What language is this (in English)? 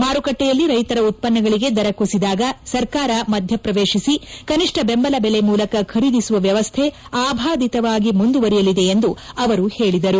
Kannada